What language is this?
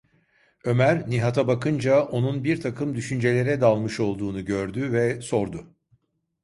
Turkish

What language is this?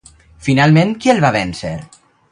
Catalan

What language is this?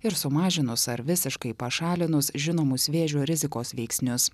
Lithuanian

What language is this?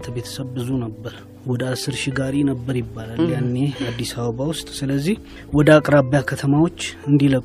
Amharic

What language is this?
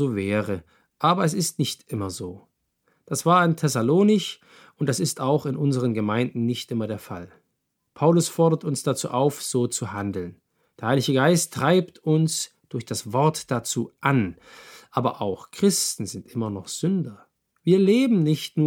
German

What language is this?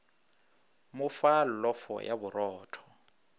Northern Sotho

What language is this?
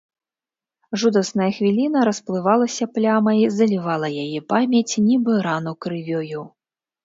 Belarusian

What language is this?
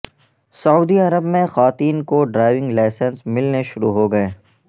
Urdu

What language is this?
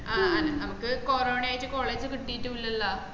Malayalam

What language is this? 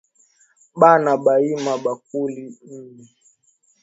Swahili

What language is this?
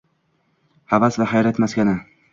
Uzbek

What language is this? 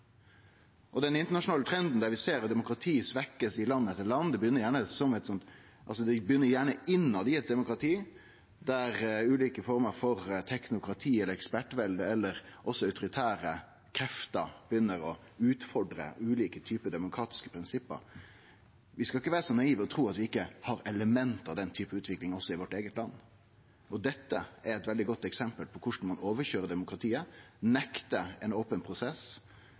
Norwegian Nynorsk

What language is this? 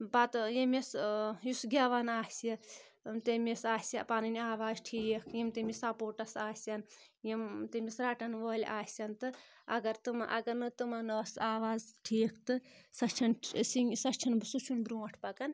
Kashmiri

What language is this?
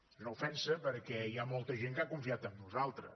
Catalan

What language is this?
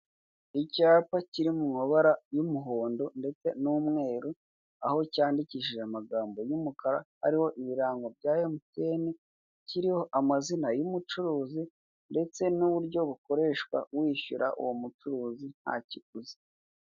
Kinyarwanda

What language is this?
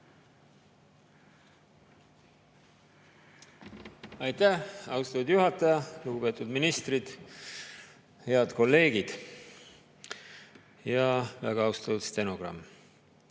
Estonian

